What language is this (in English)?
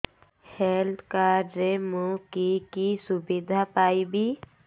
Odia